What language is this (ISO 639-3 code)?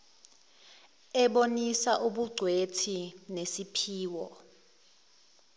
zul